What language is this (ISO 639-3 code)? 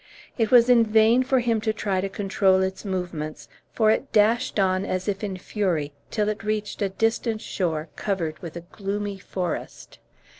eng